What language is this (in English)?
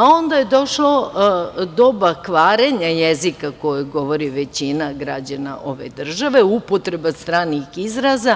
Serbian